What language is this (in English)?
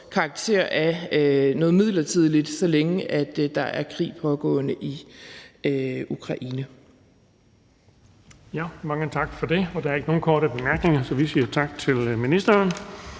Danish